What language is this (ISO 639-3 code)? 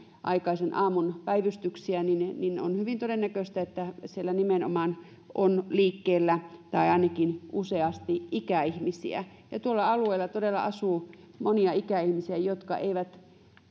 fin